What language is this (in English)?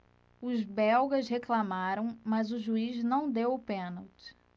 Portuguese